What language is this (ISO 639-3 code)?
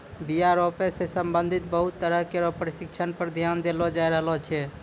mai